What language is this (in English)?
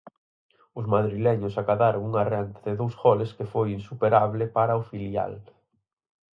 Galician